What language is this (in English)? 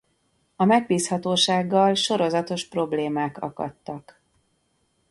Hungarian